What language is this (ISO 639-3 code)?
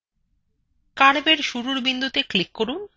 ben